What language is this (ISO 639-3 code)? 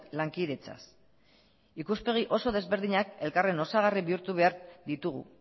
eus